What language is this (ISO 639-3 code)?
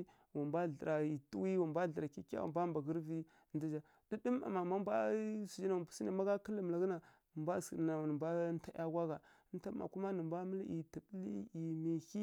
fkk